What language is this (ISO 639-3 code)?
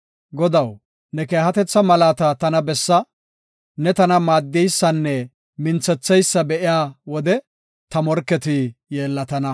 gof